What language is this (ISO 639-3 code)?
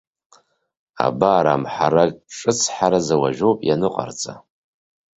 abk